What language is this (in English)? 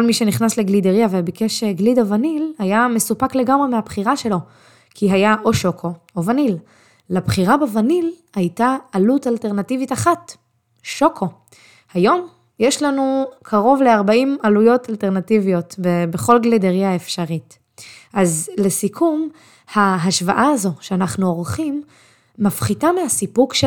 Hebrew